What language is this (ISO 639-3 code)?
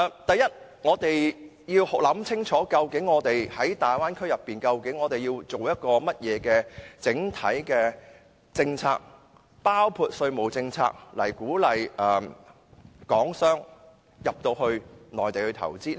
yue